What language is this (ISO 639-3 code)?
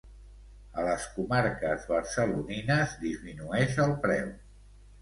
cat